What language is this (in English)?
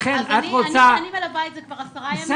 Hebrew